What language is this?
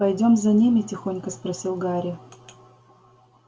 Russian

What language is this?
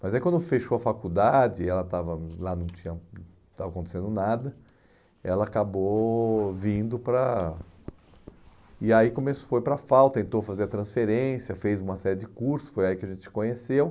Portuguese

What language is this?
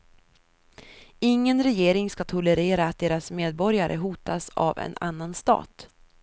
Swedish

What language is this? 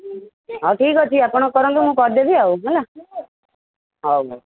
Odia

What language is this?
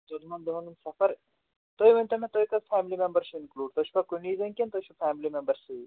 Kashmiri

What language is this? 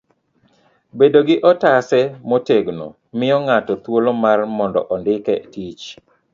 Luo (Kenya and Tanzania)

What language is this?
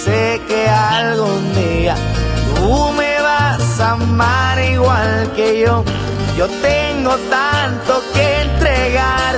Spanish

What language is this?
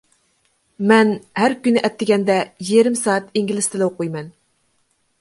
Uyghur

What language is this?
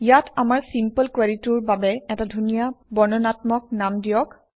Assamese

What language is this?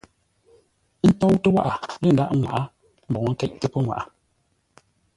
Ngombale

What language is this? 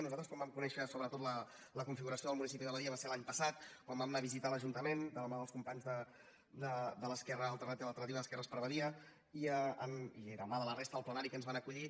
Catalan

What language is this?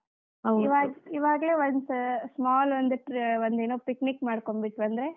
Kannada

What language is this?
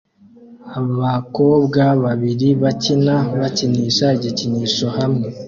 Kinyarwanda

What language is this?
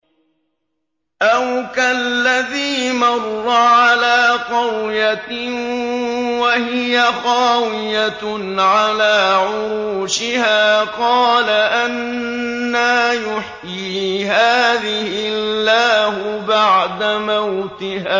Arabic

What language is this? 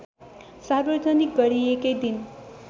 Nepali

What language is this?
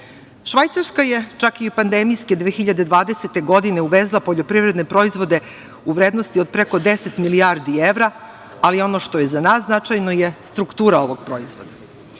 Serbian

